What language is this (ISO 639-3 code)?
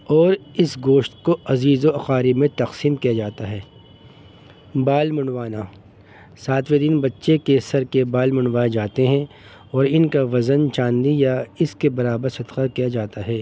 urd